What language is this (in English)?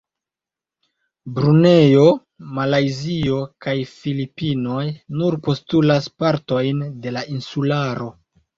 Esperanto